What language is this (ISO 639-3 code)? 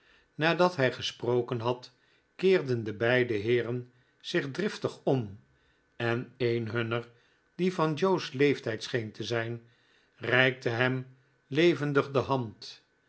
nld